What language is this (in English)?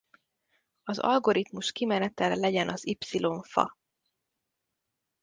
Hungarian